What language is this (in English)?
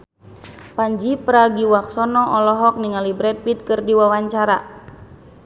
Sundanese